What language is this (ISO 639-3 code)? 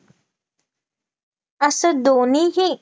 mar